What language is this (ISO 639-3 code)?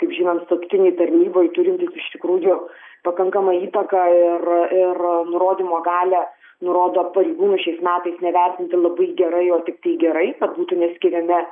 lit